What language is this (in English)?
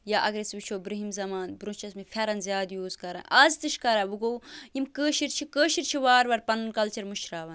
Kashmiri